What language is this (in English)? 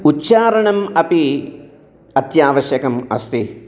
Sanskrit